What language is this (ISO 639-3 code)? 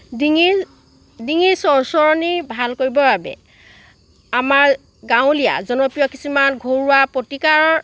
asm